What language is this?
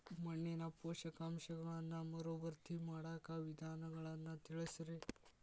Kannada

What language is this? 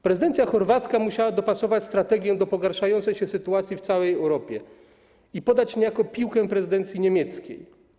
Polish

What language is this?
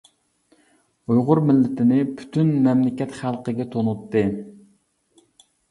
Uyghur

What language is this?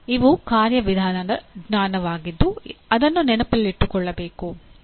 Kannada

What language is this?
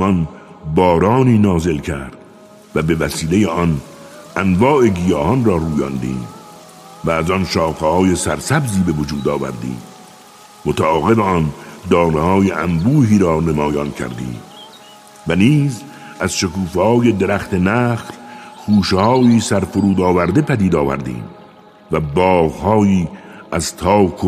Persian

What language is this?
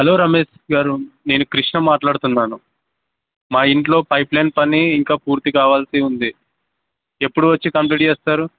Telugu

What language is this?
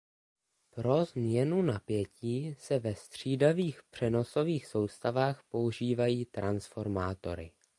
Czech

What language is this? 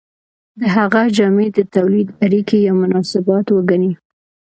Pashto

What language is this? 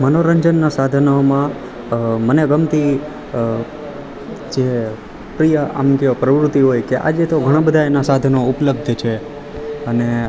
Gujarati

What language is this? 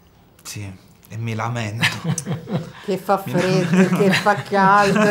Italian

